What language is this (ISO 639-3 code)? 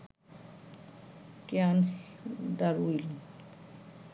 ben